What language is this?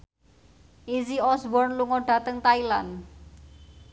Javanese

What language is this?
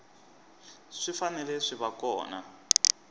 Tsonga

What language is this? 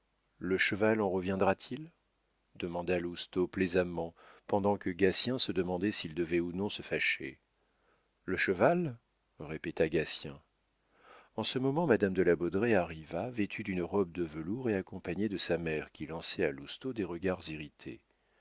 French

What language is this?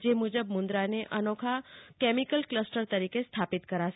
Gujarati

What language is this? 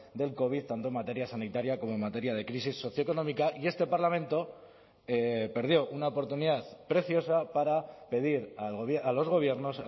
Spanish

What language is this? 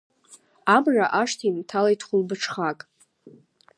Abkhazian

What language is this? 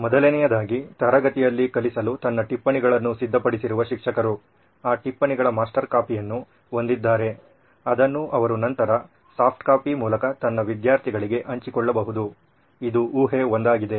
Kannada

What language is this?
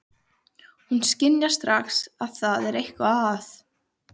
Icelandic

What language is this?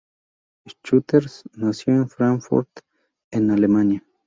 Spanish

